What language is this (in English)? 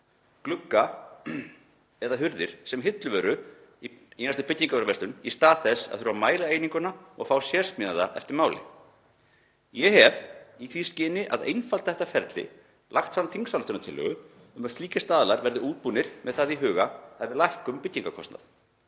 Icelandic